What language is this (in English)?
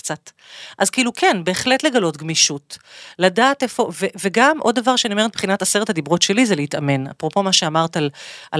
Hebrew